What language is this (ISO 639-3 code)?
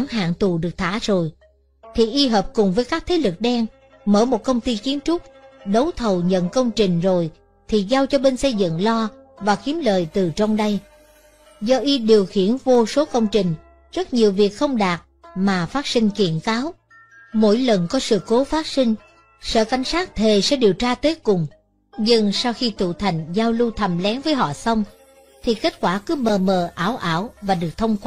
vie